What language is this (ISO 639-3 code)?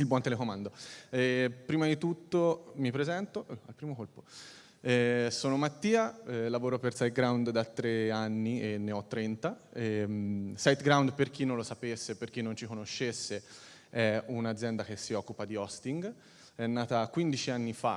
ita